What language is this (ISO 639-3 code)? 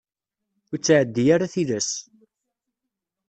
kab